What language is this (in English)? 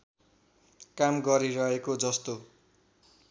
Nepali